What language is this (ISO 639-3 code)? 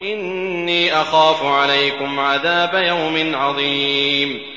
ara